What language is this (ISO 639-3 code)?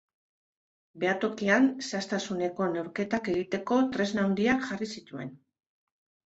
eus